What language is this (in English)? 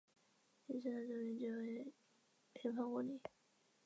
Chinese